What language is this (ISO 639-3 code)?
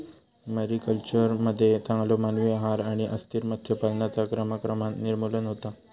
mar